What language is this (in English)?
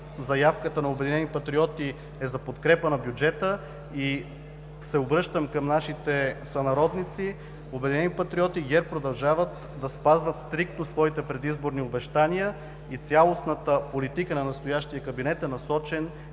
Bulgarian